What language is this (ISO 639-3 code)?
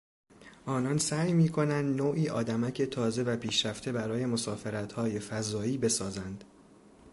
fas